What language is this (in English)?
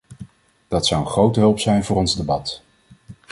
Dutch